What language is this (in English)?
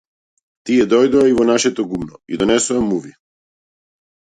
Macedonian